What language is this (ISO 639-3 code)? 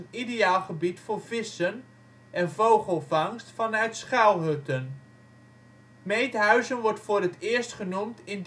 nld